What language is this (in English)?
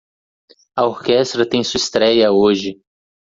Portuguese